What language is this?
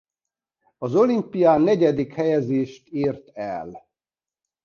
Hungarian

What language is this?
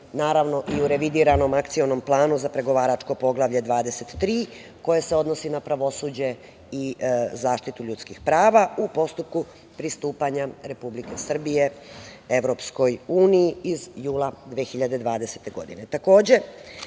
Serbian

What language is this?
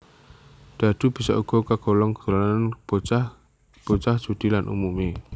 Javanese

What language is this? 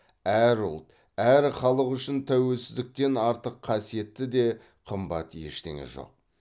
Kazakh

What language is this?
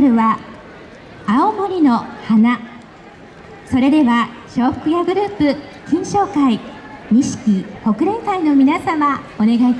Japanese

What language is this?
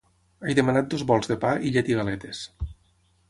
Catalan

